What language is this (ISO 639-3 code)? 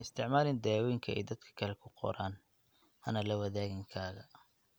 som